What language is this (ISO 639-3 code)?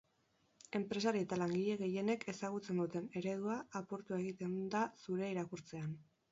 eus